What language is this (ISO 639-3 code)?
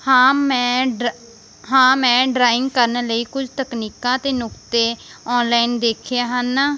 pan